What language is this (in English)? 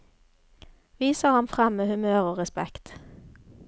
Norwegian